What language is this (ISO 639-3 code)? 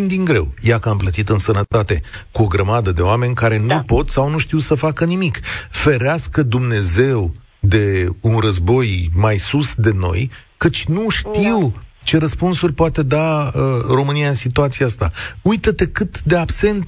ron